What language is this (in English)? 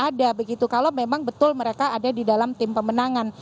Indonesian